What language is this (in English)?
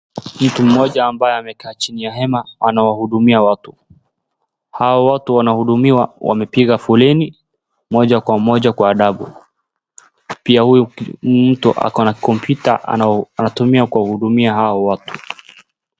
Swahili